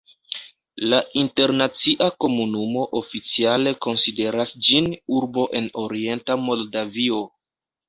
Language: Esperanto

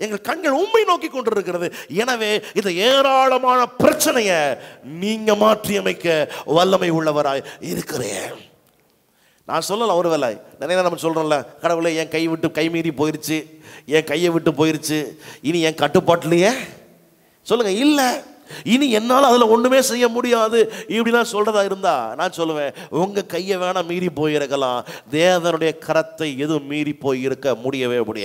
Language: Romanian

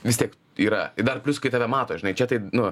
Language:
Lithuanian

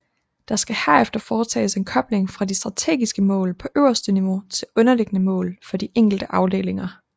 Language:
Danish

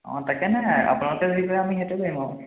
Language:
Assamese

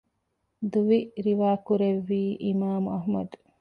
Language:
Divehi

